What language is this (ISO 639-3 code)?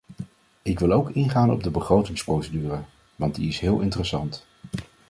nld